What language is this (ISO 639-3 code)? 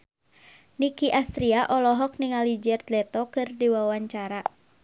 sun